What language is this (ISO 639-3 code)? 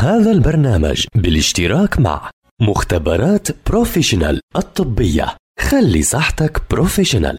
ara